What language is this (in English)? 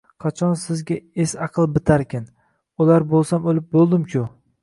Uzbek